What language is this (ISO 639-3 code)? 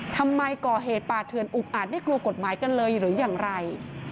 tha